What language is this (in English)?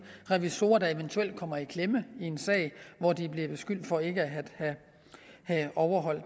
Danish